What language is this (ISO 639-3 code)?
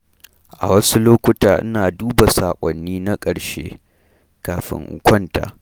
hau